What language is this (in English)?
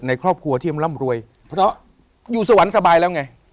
Thai